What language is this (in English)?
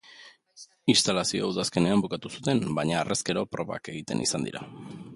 Basque